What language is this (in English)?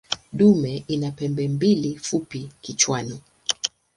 Swahili